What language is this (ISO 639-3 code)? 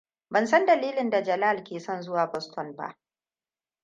hau